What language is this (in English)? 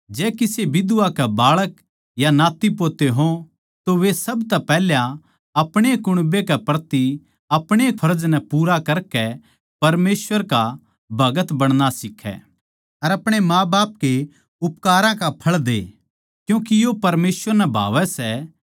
Haryanvi